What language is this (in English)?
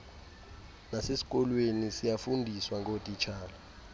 Xhosa